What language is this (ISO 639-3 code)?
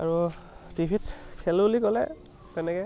asm